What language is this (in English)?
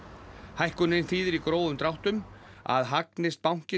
Icelandic